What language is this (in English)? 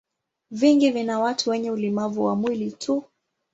Swahili